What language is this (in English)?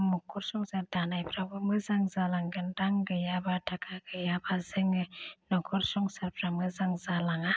Bodo